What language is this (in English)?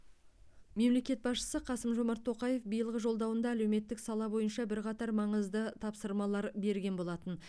Kazakh